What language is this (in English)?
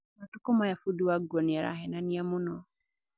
Kikuyu